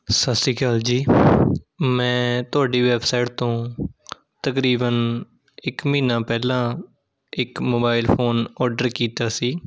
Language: Punjabi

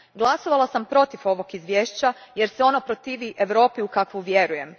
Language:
Croatian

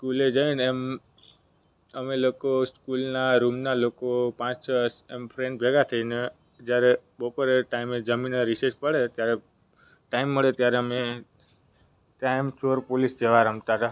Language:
Gujarati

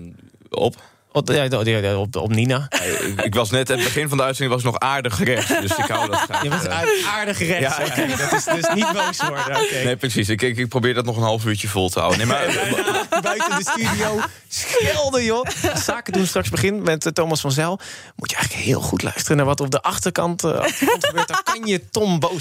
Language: Dutch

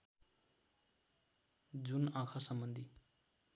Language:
Nepali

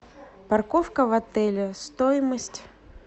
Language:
Russian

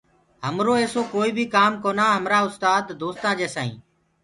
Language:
Gurgula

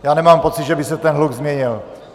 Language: Czech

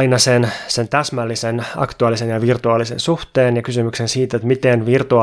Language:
Finnish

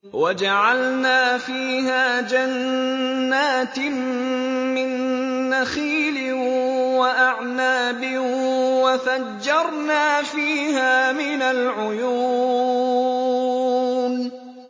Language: Arabic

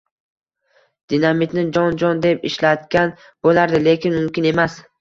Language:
Uzbek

